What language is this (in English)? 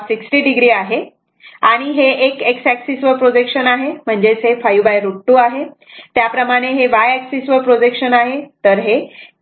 Marathi